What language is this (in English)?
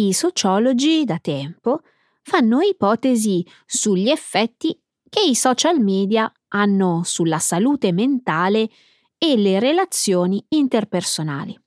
Italian